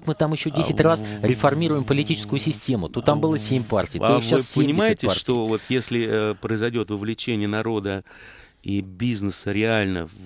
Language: Russian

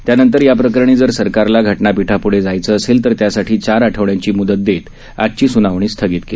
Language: Marathi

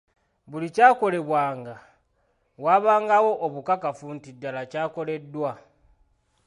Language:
Ganda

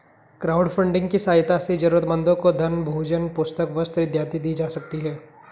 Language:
Hindi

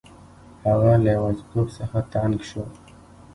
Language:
Pashto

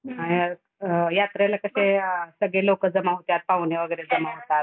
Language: Marathi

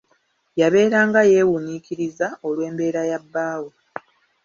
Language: Ganda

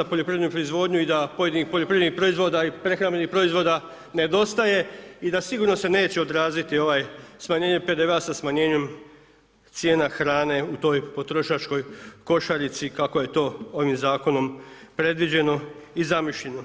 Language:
Croatian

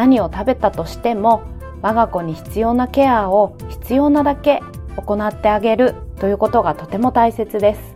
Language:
Japanese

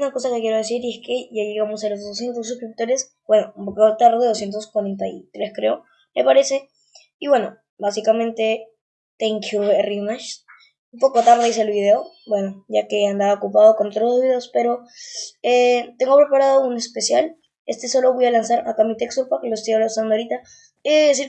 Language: Spanish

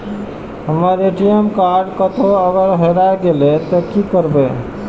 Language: Maithili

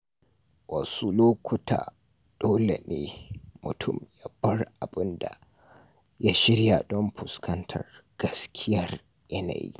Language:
Hausa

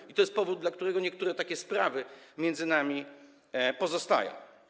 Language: Polish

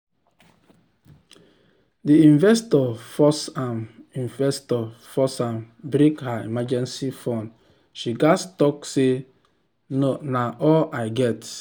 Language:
Nigerian Pidgin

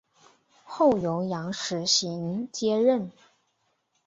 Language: Chinese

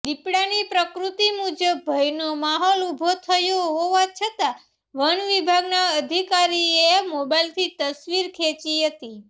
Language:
Gujarati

